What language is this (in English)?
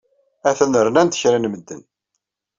Kabyle